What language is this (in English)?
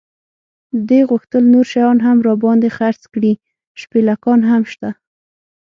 Pashto